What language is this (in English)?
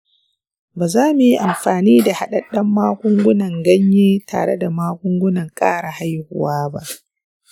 Hausa